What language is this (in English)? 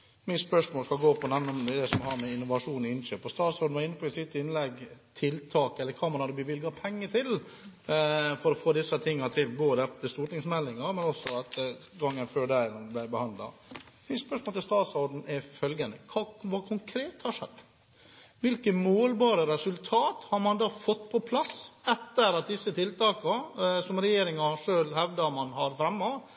Norwegian Bokmål